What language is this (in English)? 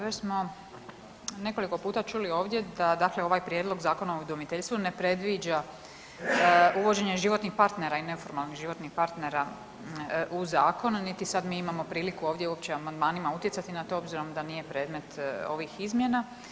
Croatian